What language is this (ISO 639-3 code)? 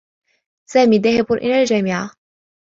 ara